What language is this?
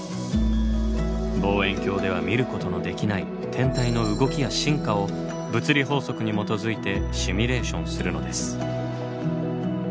Japanese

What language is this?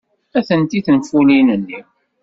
Kabyle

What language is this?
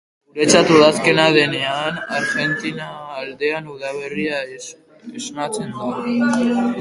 Basque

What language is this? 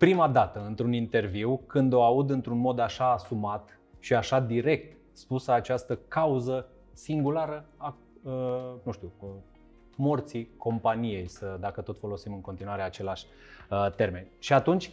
Romanian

